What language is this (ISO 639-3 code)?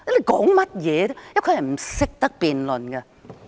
yue